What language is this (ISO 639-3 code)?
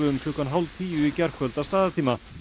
isl